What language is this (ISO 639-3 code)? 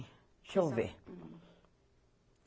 por